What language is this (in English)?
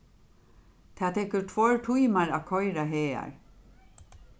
Faroese